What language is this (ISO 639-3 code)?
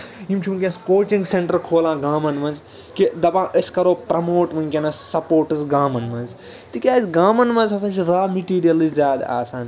kas